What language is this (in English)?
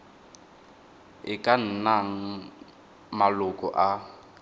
Tswana